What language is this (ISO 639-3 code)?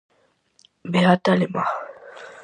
glg